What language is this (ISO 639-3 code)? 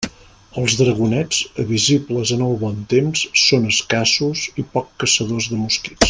cat